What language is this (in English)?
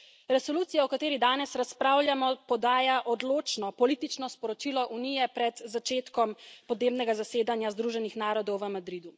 Slovenian